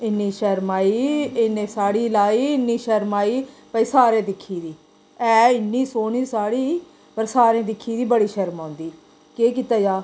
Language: Dogri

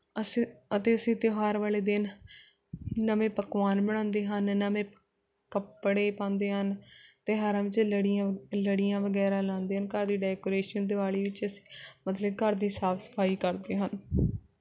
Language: Punjabi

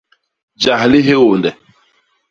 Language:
Basaa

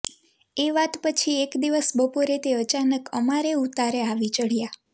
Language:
Gujarati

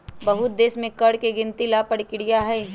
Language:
Magahi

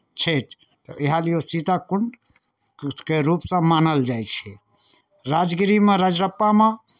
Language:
Maithili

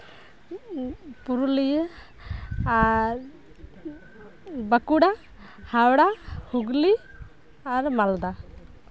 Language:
Santali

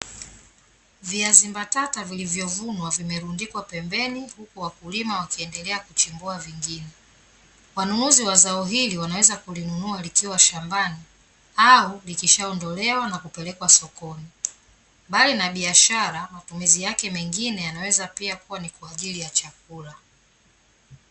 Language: Swahili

